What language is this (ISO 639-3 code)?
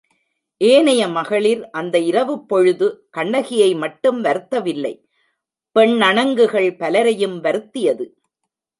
tam